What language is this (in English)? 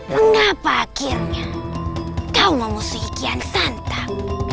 Indonesian